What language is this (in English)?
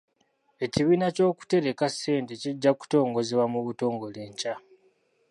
Ganda